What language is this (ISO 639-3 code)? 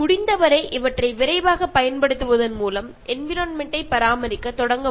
mal